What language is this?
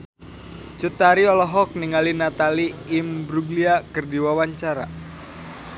Sundanese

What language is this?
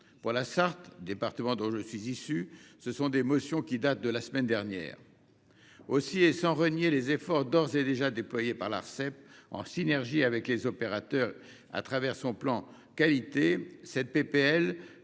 French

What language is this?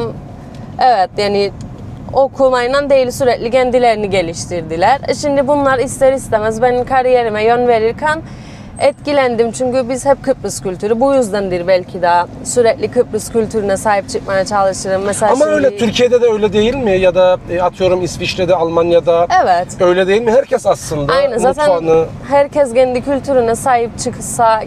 Turkish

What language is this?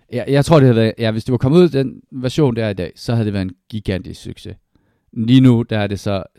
Danish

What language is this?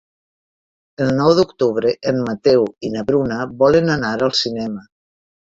Catalan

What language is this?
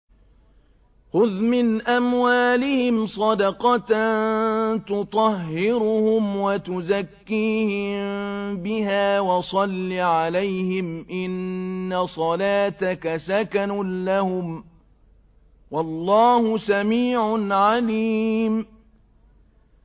Arabic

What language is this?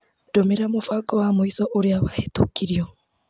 Kikuyu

